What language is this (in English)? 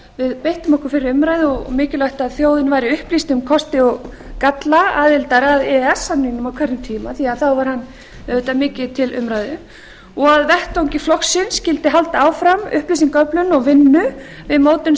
Icelandic